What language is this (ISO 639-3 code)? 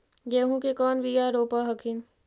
mag